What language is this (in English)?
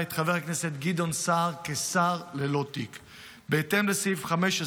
Hebrew